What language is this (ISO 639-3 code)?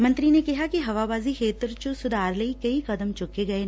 pan